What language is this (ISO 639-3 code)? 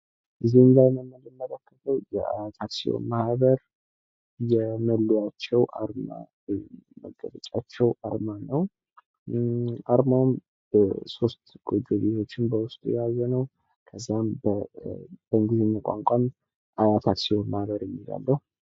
amh